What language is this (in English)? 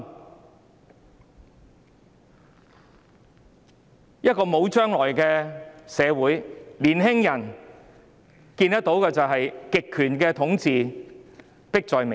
Cantonese